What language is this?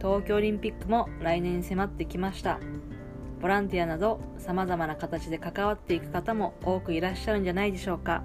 Japanese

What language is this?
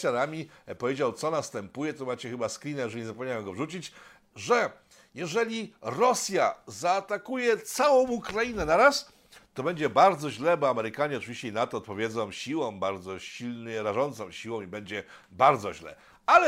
Polish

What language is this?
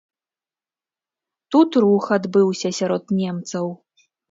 Belarusian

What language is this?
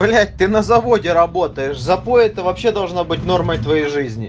Russian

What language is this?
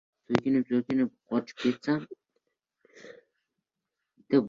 Uzbek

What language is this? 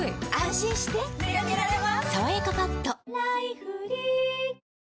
Japanese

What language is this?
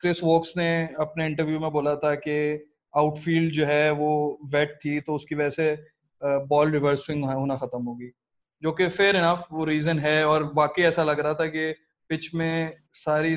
Urdu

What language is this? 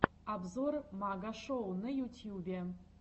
Russian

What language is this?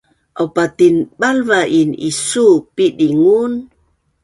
Bunun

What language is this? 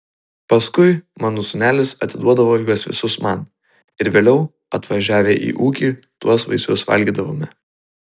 Lithuanian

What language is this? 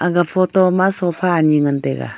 Wancho Naga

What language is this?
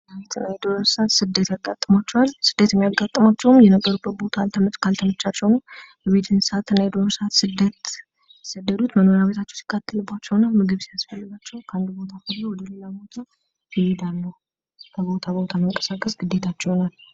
Amharic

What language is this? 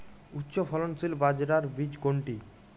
Bangla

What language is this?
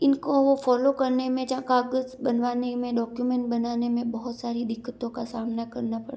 Hindi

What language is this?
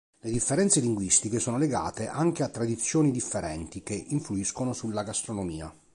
Italian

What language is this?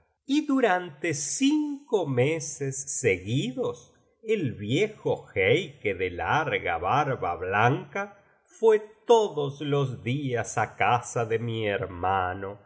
Spanish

